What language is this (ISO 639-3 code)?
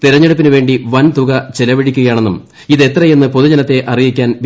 mal